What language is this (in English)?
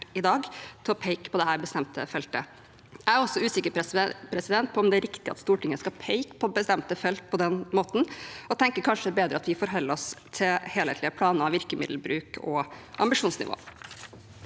Norwegian